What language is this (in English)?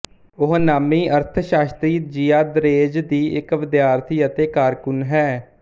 Punjabi